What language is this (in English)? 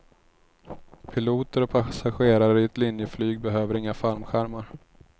Swedish